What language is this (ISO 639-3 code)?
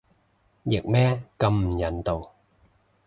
yue